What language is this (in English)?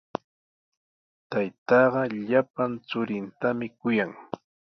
Sihuas Ancash Quechua